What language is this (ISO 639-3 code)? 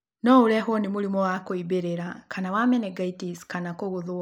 kik